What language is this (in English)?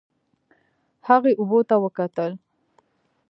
Pashto